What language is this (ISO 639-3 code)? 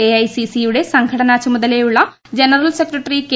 mal